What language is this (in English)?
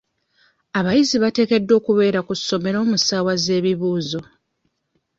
Ganda